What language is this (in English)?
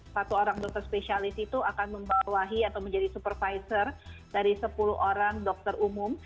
Indonesian